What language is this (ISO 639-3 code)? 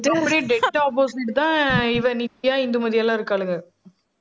tam